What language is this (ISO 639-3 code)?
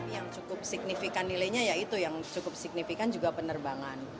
ind